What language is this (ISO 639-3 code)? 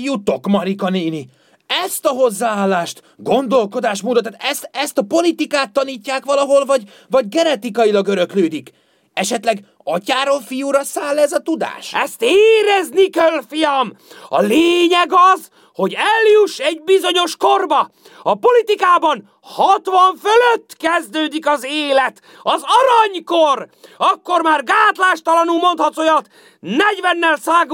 hun